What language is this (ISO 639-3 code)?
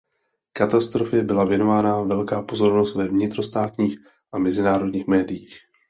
ces